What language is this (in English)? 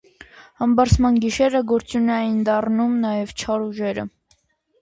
Armenian